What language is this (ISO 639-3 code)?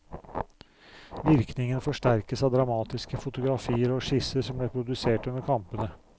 nor